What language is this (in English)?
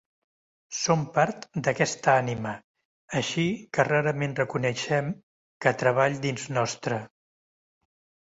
Catalan